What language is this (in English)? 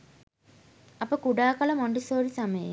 Sinhala